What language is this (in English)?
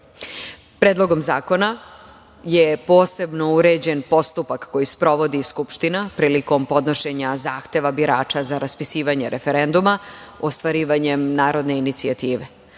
Serbian